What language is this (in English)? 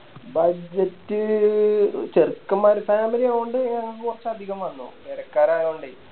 Malayalam